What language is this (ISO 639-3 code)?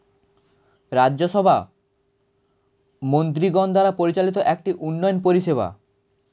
ben